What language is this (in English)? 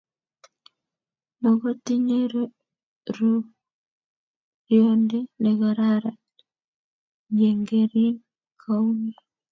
Kalenjin